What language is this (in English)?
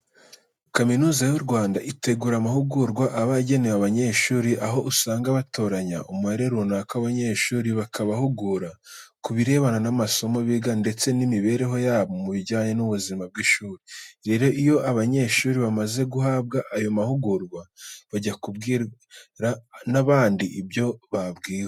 Kinyarwanda